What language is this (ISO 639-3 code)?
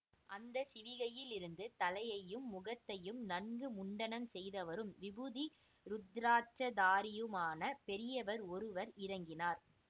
tam